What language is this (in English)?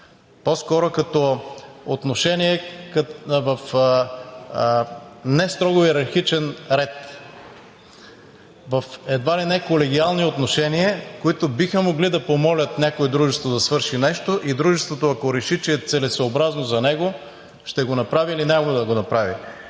Bulgarian